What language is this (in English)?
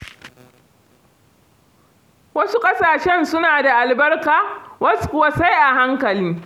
Hausa